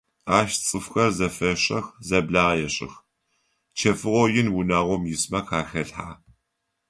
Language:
Adyghe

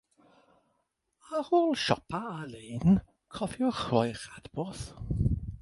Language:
Welsh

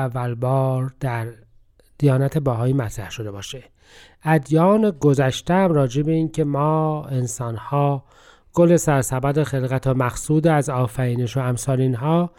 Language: Persian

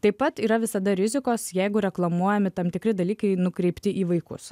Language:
Lithuanian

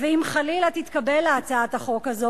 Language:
Hebrew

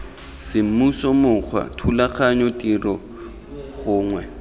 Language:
Tswana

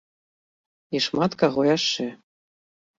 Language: Belarusian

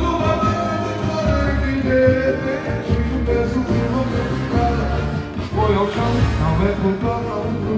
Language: Romanian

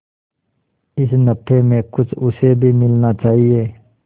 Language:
Hindi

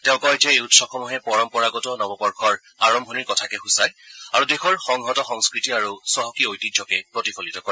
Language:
Assamese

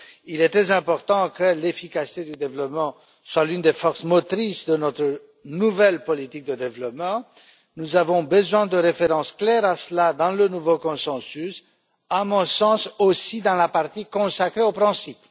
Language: French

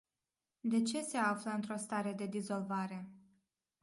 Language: Romanian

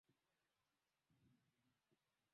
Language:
Swahili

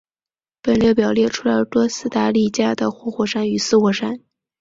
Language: Chinese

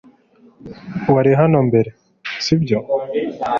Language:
Kinyarwanda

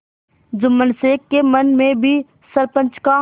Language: Hindi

